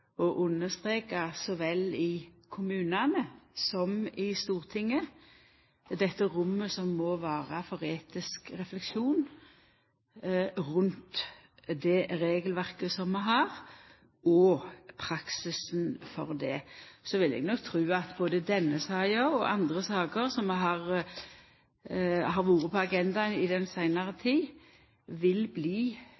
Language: Norwegian Nynorsk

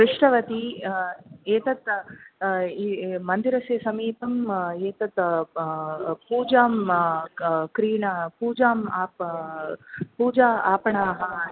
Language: Sanskrit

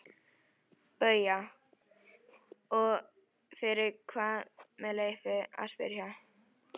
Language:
Icelandic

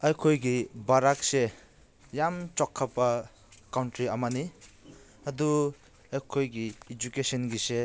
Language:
Manipuri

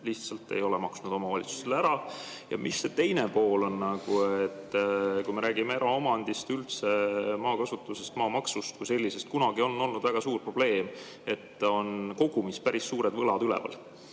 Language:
Estonian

